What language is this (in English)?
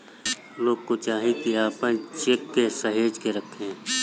Bhojpuri